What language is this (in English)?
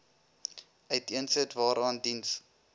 Afrikaans